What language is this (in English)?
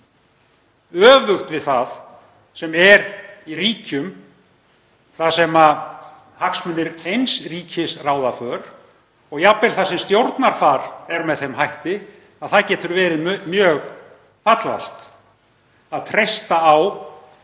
Icelandic